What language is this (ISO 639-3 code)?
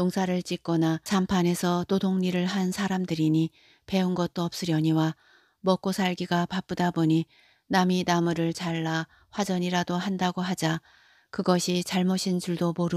kor